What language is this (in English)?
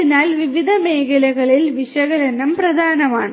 Malayalam